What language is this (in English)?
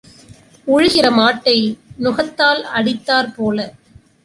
Tamil